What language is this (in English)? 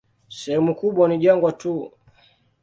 Swahili